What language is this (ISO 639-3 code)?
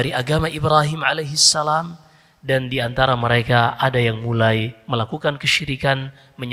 ind